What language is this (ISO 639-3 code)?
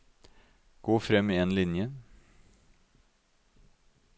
nor